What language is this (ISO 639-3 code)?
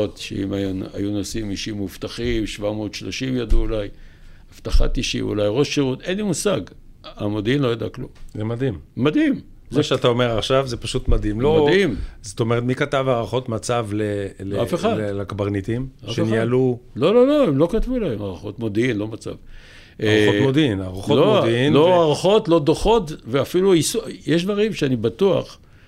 heb